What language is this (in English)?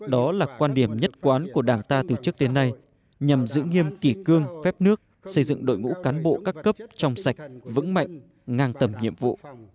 Vietnamese